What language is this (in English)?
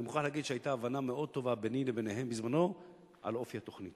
Hebrew